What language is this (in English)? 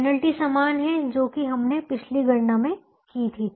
Hindi